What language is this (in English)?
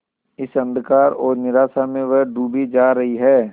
Hindi